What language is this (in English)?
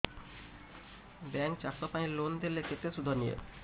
Odia